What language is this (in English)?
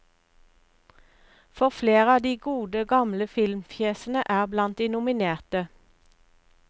Norwegian